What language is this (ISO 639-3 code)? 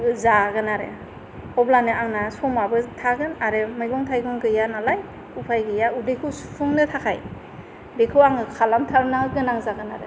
brx